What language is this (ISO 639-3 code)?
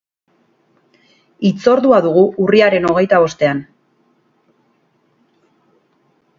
eus